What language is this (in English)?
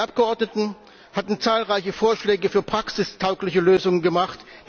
German